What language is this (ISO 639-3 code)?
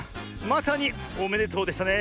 jpn